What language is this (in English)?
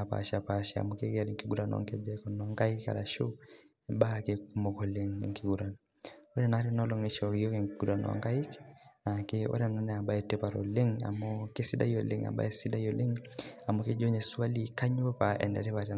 Masai